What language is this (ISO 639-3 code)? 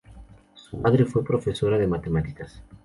spa